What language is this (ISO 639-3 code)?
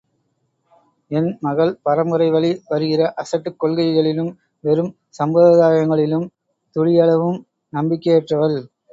tam